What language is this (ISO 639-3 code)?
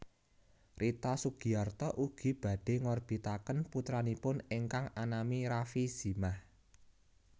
jav